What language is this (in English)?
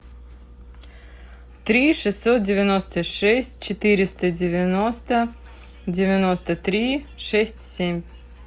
Russian